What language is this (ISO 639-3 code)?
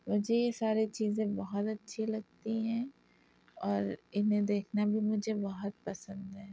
urd